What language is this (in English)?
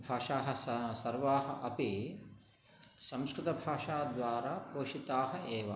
Sanskrit